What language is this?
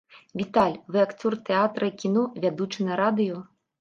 Belarusian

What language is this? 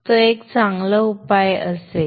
Marathi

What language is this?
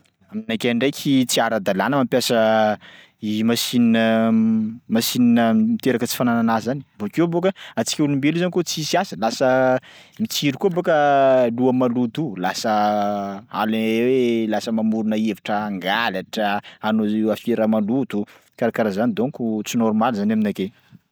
Sakalava Malagasy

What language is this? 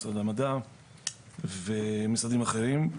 Hebrew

